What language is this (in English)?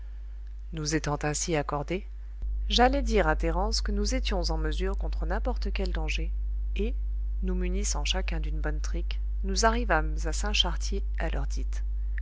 French